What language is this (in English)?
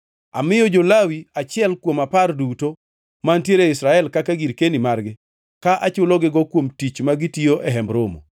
Luo (Kenya and Tanzania)